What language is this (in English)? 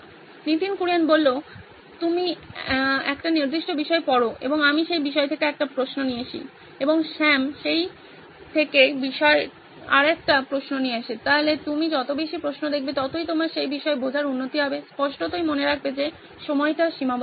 Bangla